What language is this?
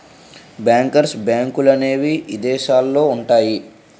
Telugu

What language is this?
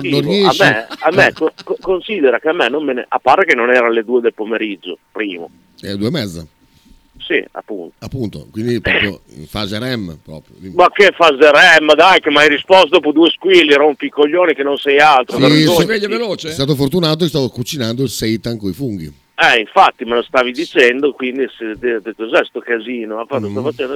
Italian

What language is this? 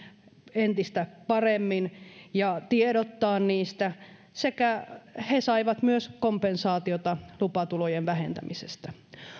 Finnish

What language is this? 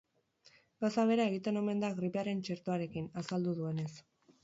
Basque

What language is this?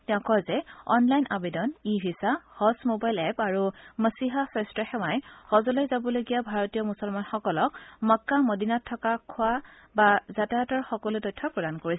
Assamese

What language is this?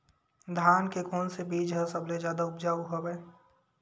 Chhattisgarhi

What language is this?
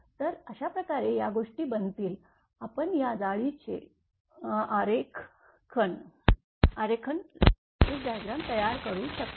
Marathi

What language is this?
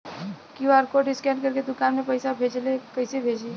Bhojpuri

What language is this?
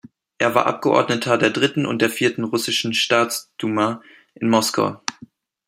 German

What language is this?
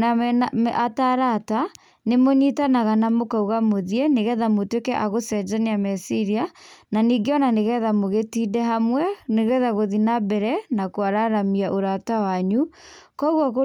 Kikuyu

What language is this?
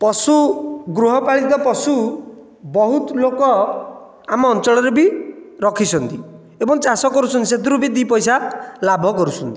Odia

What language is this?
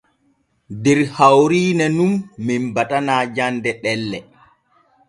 Borgu Fulfulde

